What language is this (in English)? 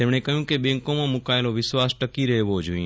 Gujarati